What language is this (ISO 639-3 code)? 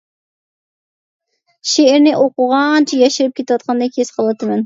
uig